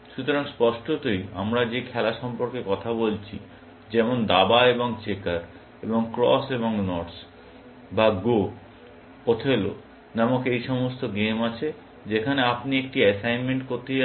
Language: Bangla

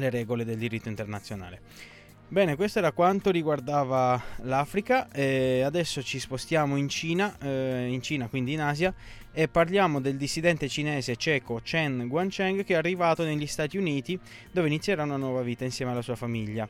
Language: Italian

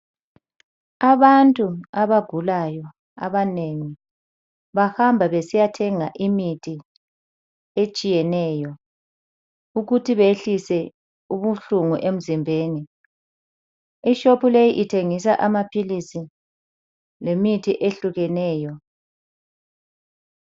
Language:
North Ndebele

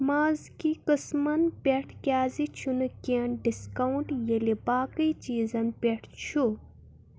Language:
Kashmiri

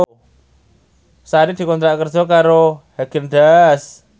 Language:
Javanese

